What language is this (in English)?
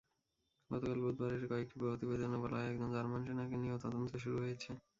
Bangla